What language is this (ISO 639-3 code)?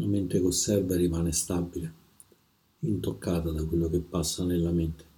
ita